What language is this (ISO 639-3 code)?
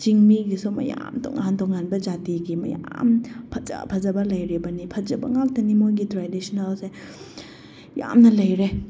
mni